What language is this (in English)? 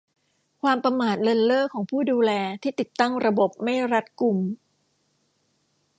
Thai